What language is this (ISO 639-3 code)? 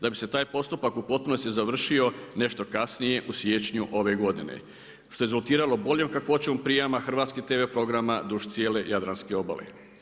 hrv